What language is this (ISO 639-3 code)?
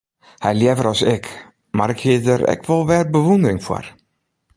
fry